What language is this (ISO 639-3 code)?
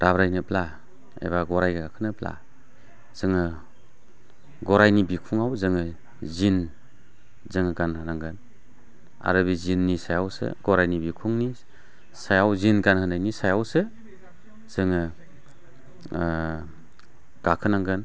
brx